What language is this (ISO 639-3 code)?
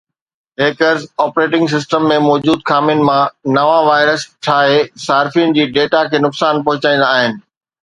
snd